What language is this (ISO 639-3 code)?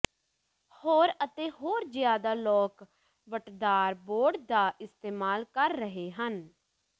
pan